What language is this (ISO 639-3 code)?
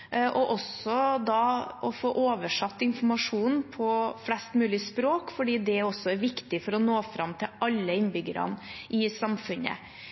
nob